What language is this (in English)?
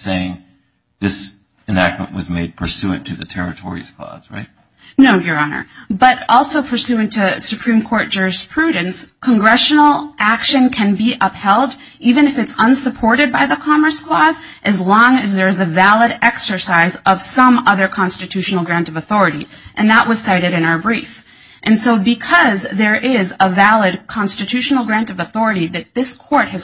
English